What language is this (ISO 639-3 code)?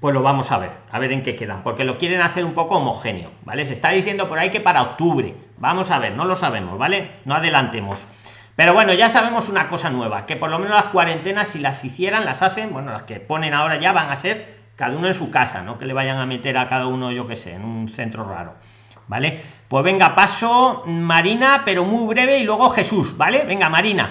spa